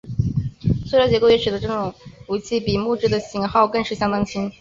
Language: Chinese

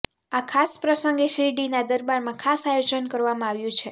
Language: Gujarati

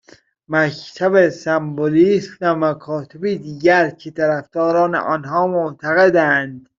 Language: Persian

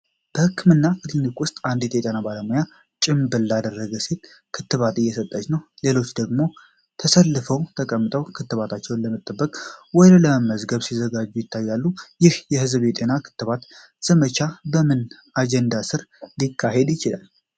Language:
Amharic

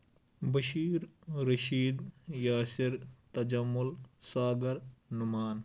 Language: Kashmiri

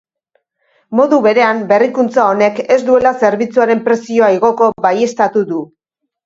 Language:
Basque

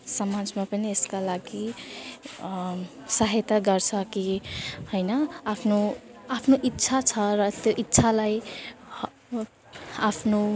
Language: Nepali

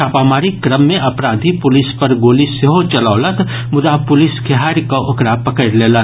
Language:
Maithili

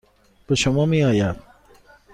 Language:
Persian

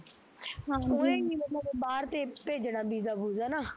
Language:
Punjabi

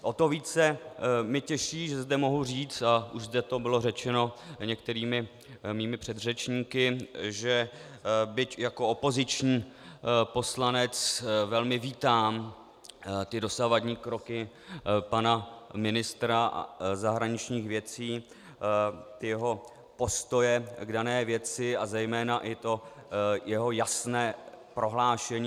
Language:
Czech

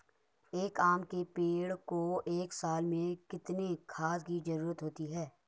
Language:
Hindi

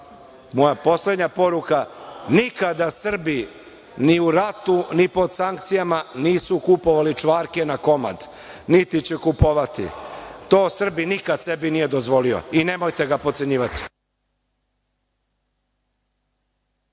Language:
Serbian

